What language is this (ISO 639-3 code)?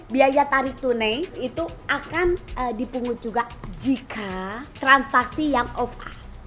ind